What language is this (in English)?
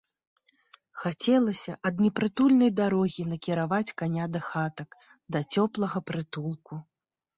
Belarusian